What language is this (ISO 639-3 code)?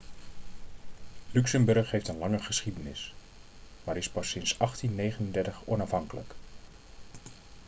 nld